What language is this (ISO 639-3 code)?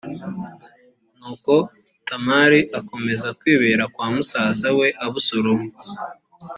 kin